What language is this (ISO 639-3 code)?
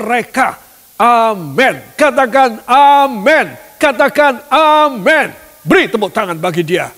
ind